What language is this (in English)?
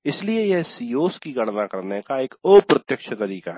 Hindi